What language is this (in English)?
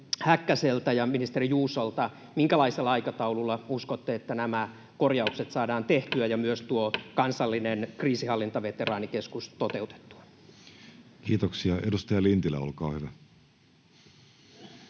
Finnish